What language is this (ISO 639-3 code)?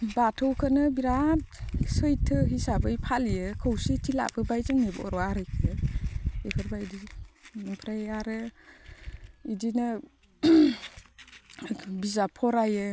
brx